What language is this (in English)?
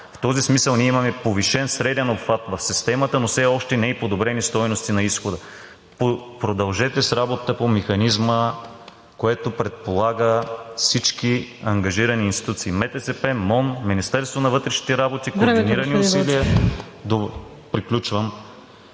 Bulgarian